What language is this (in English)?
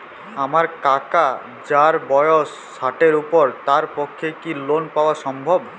Bangla